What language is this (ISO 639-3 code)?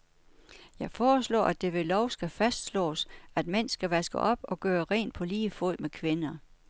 dan